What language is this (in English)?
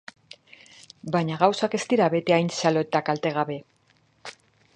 Basque